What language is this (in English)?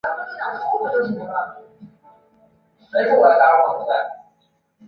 Chinese